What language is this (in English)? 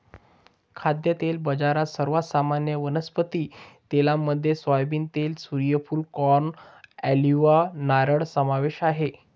Marathi